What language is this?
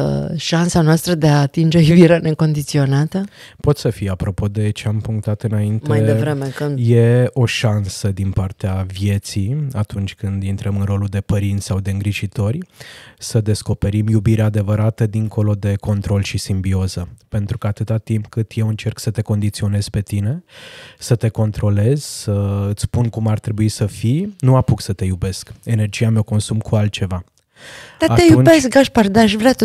Romanian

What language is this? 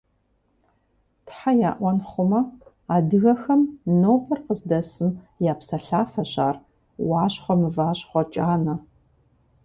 Kabardian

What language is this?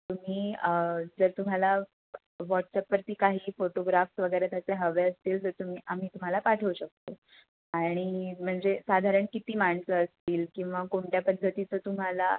Marathi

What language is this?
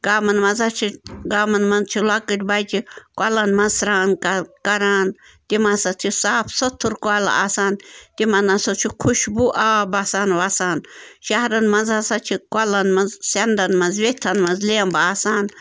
Kashmiri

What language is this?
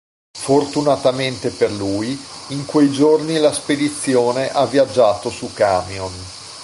Italian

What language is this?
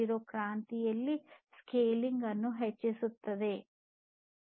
Kannada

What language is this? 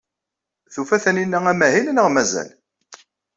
Kabyle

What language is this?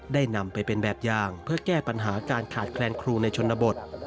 Thai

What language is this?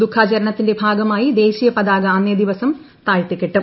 Malayalam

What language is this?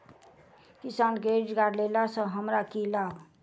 Maithili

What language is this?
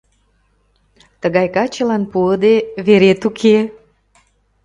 Mari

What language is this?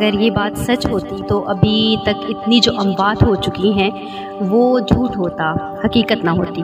Urdu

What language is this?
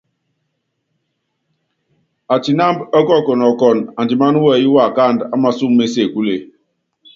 Yangben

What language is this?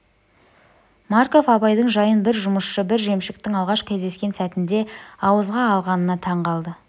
Kazakh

